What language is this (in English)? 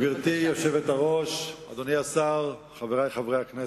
Hebrew